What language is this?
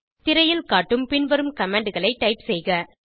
Tamil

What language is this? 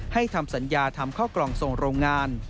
Thai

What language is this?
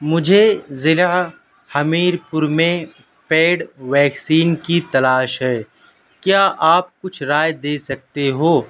Urdu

